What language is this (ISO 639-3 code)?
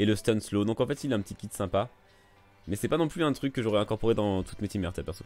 fra